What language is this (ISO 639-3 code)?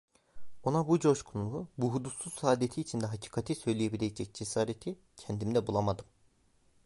tur